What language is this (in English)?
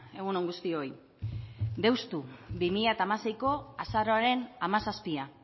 Basque